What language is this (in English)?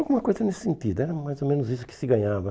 Portuguese